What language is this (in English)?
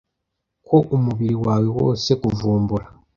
Kinyarwanda